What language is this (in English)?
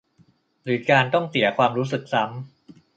Thai